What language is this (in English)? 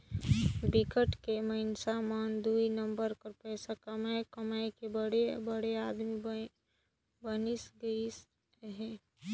Chhattisgarhi